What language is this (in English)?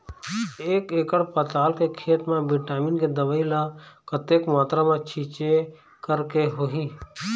Chhattisgarhi